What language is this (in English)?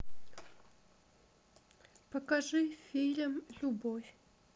Russian